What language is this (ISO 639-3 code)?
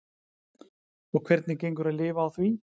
isl